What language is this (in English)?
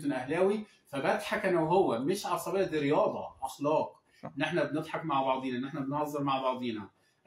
Arabic